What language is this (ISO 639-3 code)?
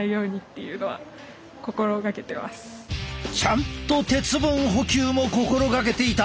jpn